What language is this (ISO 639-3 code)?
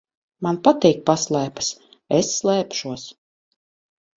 lav